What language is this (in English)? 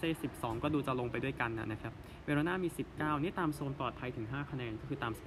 Thai